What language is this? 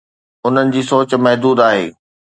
Sindhi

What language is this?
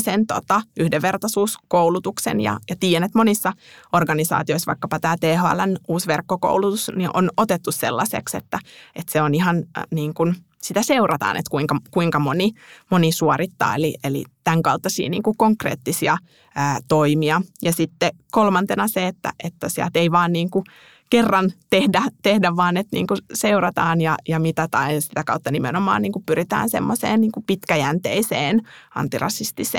Finnish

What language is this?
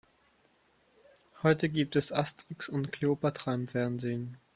German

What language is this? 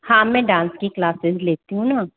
Hindi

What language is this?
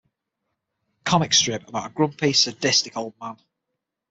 English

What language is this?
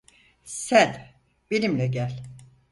Turkish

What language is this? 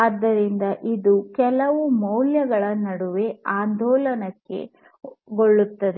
Kannada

